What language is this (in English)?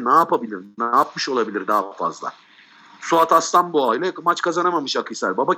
Turkish